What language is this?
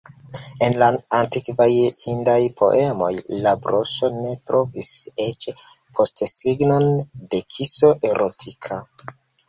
Esperanto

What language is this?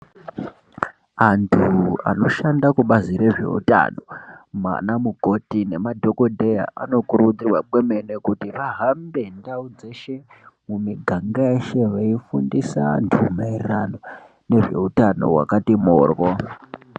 Ndau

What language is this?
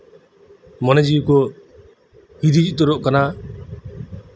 Santali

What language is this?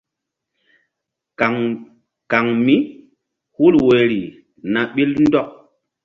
Mbum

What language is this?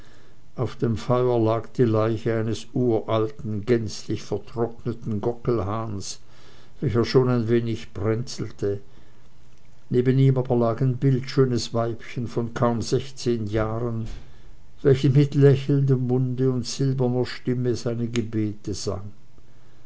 German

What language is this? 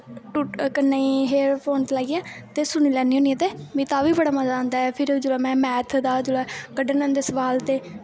Dogri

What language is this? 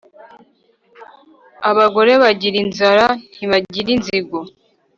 Kinyarwanda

